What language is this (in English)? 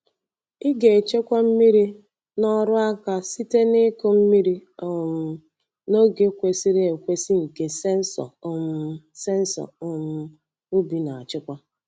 Igbo